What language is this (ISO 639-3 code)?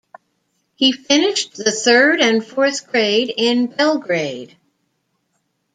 eng